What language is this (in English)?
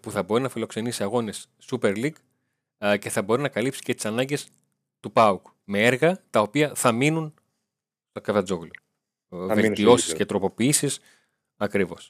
Greek